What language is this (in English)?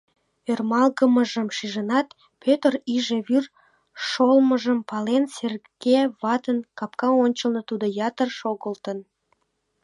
Mari